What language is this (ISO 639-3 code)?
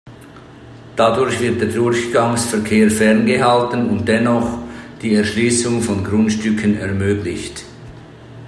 deu